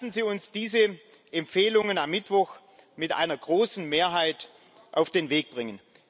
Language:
German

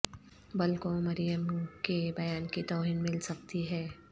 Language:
Urdu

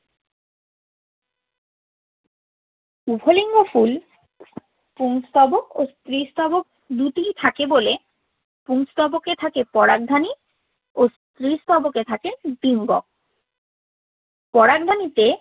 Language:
Bangla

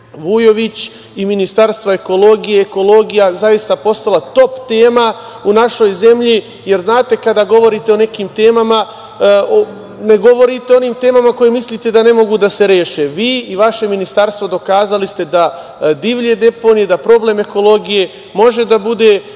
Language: Serbian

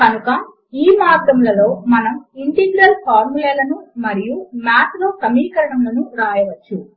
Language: Telugu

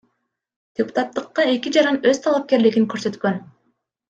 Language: Kyrgyz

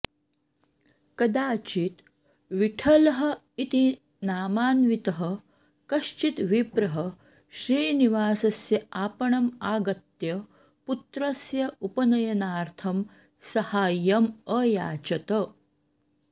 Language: Sanskrit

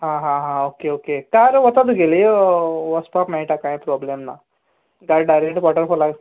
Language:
Konkani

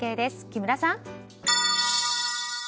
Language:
Japanese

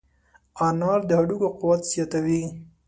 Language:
Pashto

